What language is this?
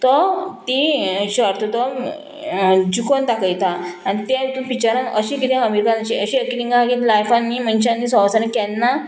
Konkani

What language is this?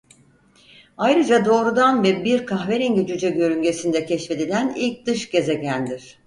Turkish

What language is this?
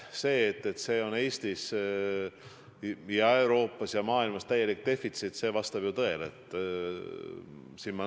Estonian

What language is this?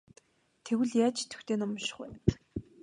Mongolian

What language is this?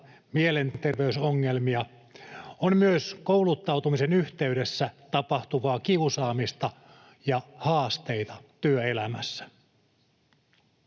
Finnish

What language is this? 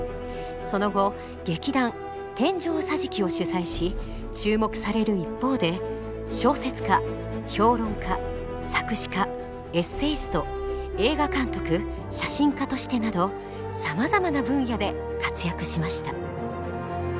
Japanese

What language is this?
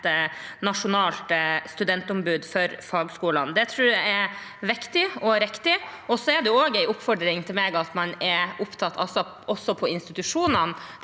Norwegian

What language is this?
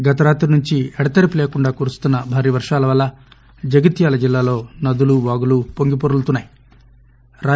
Telugu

